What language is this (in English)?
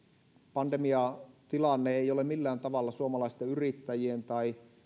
Finnish